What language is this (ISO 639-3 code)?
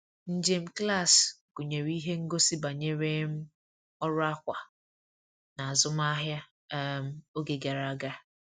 ibo